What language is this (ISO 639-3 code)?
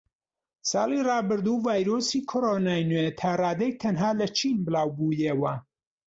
ckb